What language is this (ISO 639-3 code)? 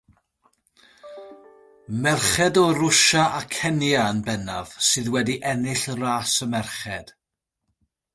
cym